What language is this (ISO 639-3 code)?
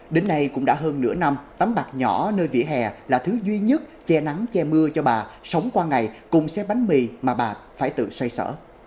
vie